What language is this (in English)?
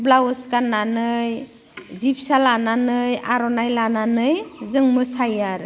Bodo